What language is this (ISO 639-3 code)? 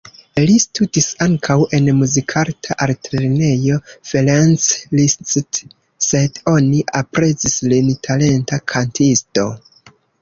epo